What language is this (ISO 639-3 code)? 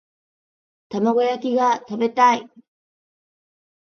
jpn